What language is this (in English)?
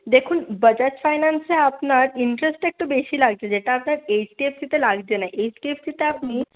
Bangla